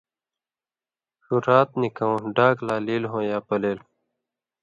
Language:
Indus Kohistani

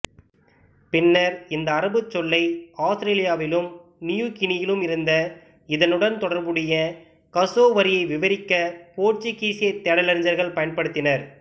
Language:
Tamil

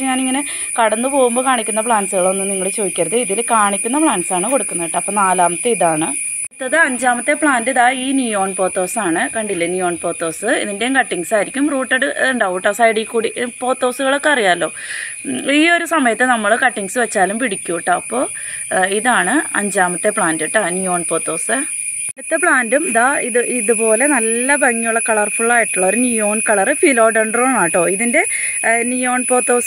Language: Malayalam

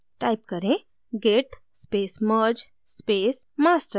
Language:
Hindi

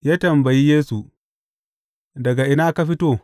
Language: Hausa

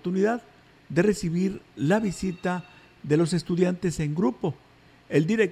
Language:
Spanish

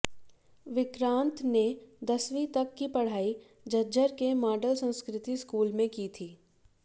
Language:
Hindi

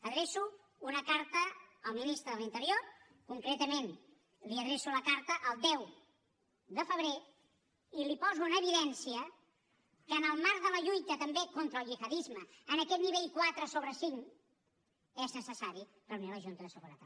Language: Catalan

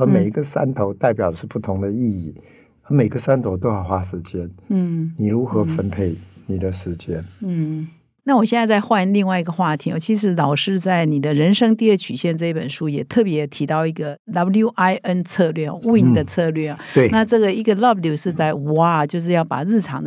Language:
Chinese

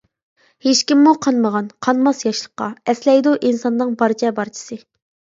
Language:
Uyghur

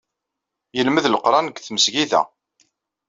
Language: Kabyle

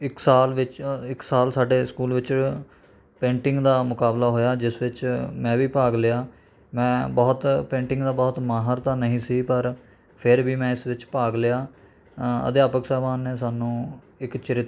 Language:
Punjabi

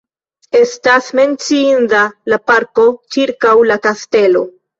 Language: Esperanto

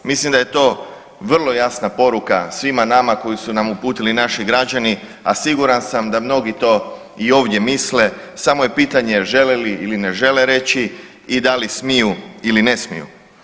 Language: Croatian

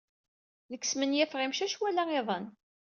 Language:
Kabyle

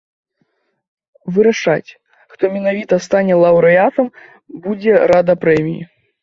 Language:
Belarusian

